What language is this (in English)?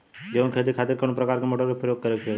Bhojpuri